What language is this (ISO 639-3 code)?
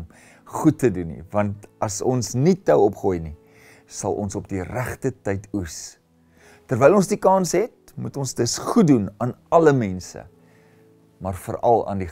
nld